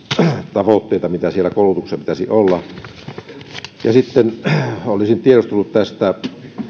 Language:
Finnish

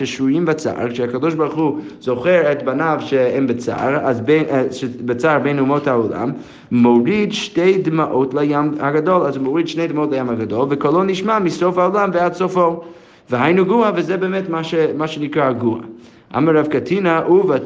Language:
Hebrew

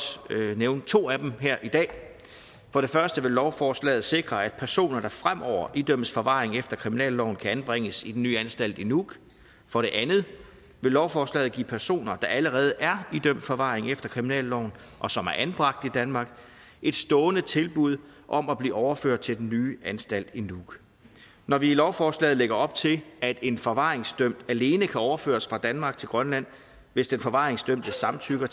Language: Danish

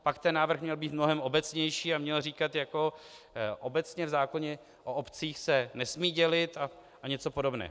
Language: Czech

